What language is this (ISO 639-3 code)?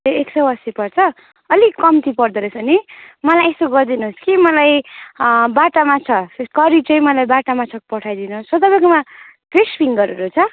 nep